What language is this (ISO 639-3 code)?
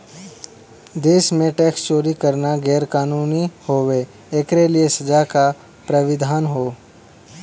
bho